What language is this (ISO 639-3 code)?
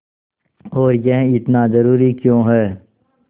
hin